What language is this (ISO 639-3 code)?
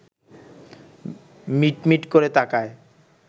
ben